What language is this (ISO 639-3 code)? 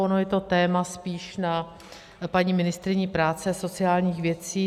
ces